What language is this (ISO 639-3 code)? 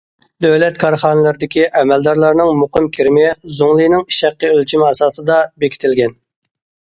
uig